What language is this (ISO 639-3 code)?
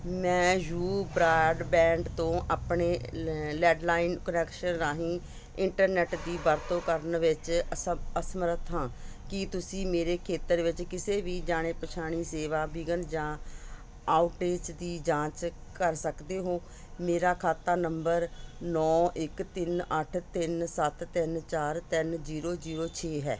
pan